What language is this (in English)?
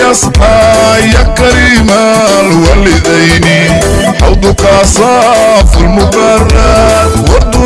German